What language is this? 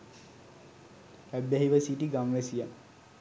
Sinhala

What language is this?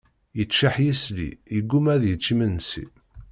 Kabyle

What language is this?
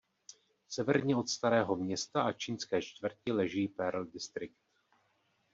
Czech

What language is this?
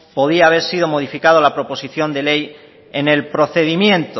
Spanish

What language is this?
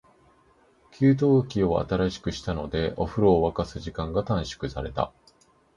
Japanese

